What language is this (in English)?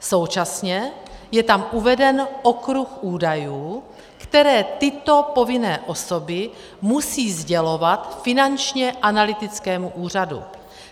Czech